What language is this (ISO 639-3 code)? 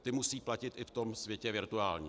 ces